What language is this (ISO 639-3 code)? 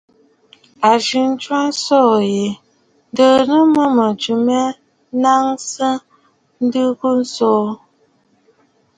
bfd